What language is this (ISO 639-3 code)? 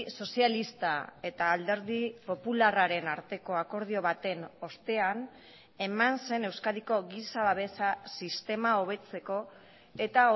eus